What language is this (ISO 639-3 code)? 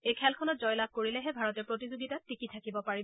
asm